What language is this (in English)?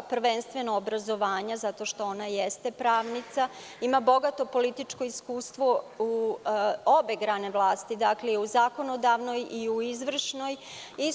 Serbian